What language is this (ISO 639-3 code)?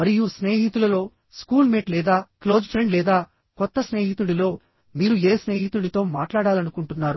tel